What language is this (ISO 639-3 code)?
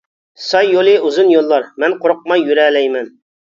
uig